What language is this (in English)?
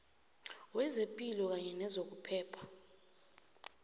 South Ndebele